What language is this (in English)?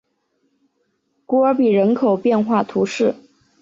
Chinese